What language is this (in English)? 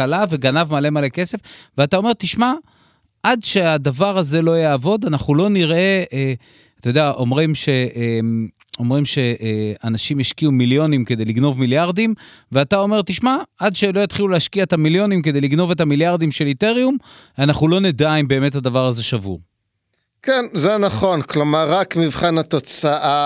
Hebrew